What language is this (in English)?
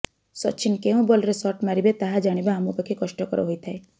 Odia